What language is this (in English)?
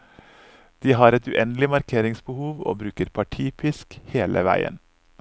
Norwegian